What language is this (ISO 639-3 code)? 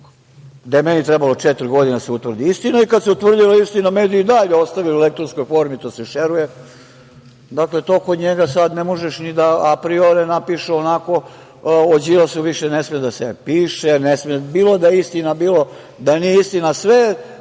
srp